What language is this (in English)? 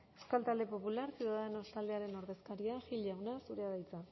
Basque